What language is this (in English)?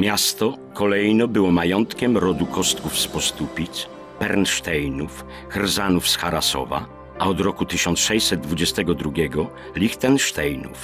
Polish